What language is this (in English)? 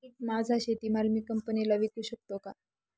Marathi